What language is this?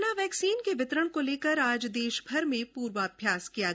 Hindi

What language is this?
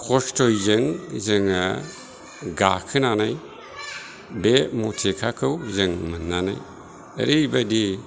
Bodo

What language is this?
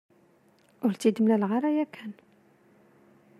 Kabyle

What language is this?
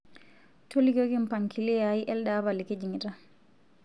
Masai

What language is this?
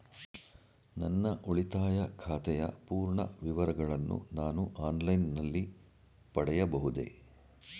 Kannada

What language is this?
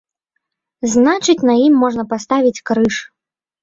Belarusian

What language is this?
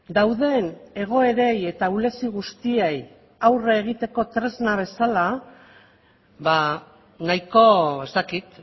Basque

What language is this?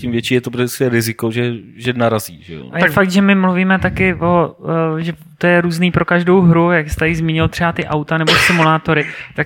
Czech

